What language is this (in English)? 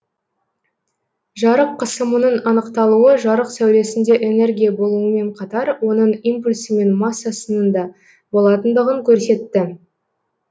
Kazakh